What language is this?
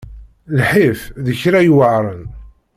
Kabyle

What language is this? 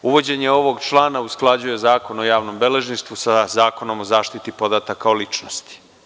Serbian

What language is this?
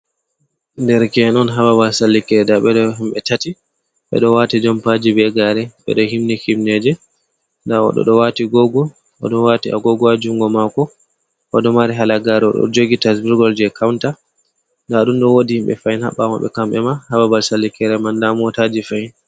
Fula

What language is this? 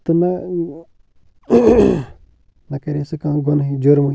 Kashmiri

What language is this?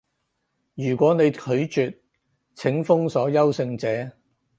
Cantonese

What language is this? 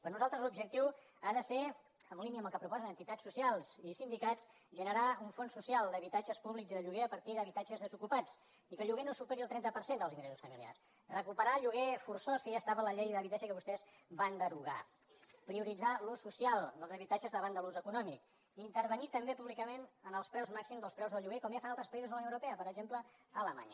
Catalan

